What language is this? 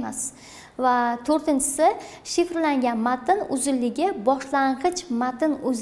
Turkish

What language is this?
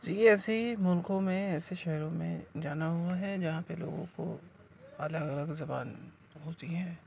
Urdu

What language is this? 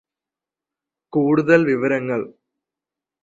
Malayalam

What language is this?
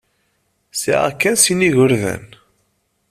Kabyle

